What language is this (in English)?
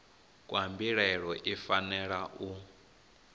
Venda